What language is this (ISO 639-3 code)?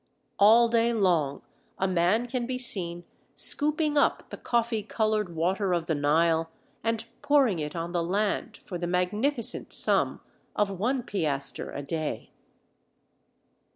eng